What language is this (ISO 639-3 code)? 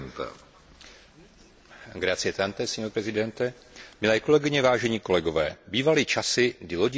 ces